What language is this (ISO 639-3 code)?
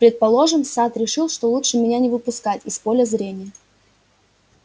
rus